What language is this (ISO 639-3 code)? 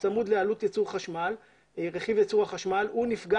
heb